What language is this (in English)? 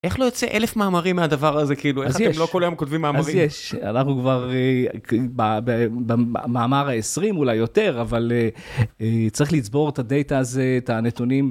Hebrew